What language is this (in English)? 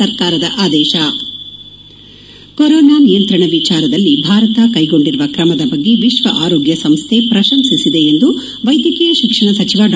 Kannada